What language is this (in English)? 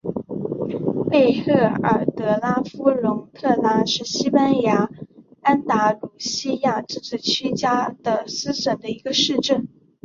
Chinese